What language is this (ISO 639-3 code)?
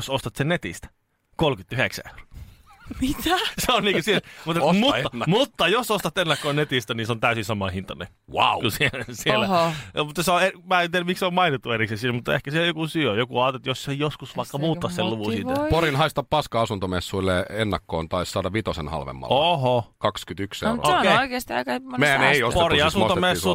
fin